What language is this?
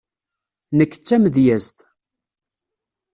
Kabyle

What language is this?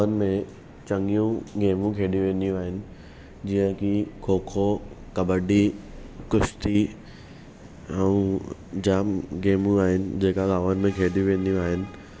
Sindhi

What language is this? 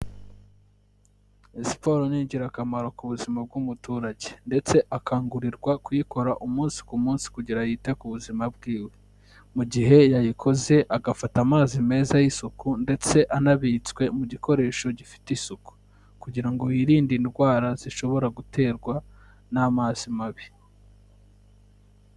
Kinyarwanda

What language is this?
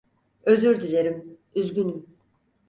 Turkish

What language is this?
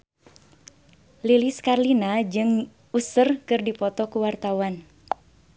Sundanese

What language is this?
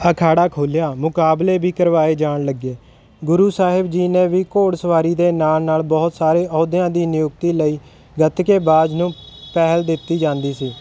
Punjabi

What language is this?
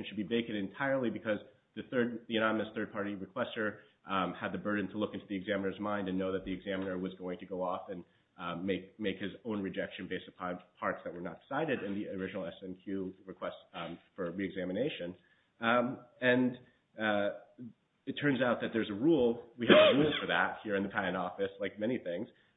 English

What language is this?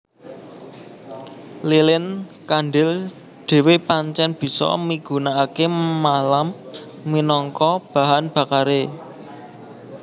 Javanese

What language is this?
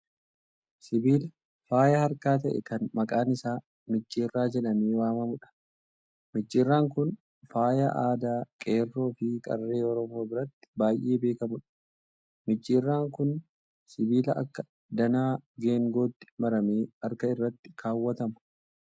Oromo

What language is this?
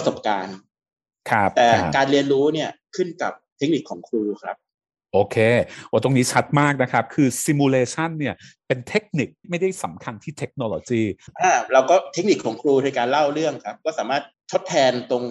Thai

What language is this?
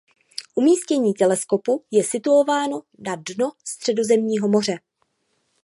Czech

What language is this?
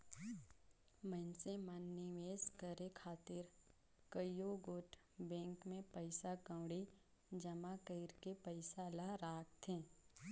Chhattisgarhi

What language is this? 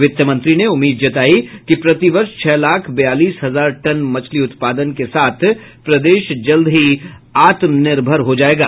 Hindi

